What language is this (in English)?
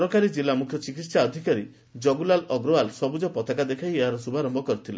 Odia